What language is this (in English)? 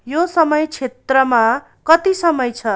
Nepali